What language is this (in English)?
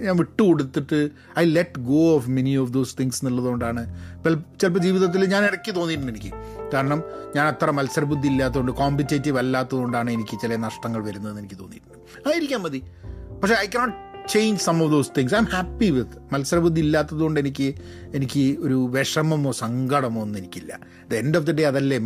Malayalam